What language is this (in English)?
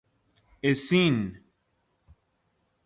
Persian